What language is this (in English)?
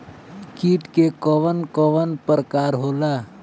Bhojpuri